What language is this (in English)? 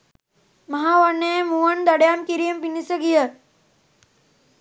Sinhala